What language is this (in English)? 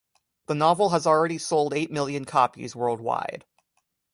English